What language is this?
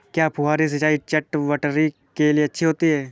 Hindi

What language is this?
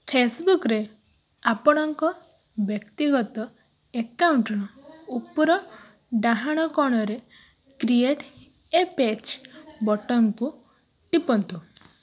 Odia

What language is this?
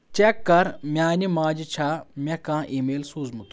Kashmiri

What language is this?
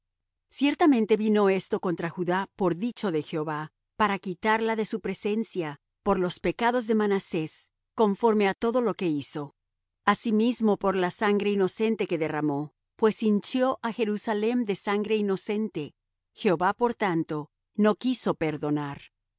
Spanish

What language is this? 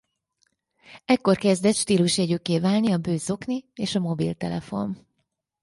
Hungarian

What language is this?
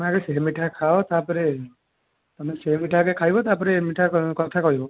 Odia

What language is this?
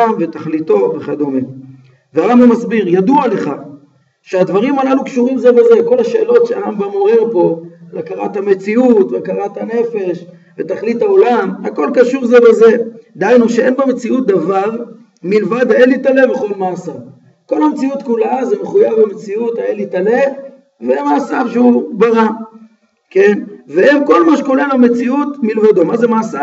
Hebrew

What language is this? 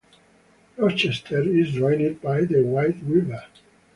English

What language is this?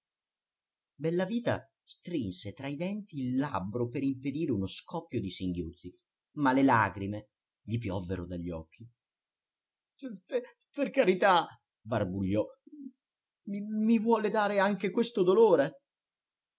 Italian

